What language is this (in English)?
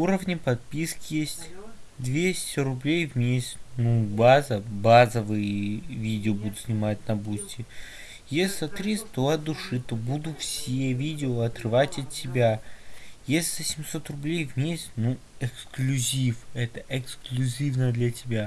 Russian